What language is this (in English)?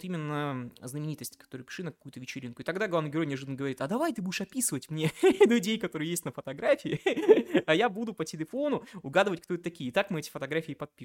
Russian